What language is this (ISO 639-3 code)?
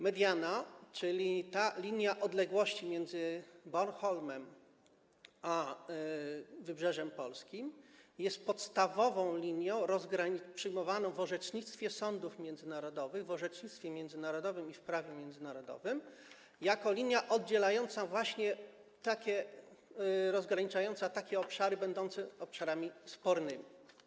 pol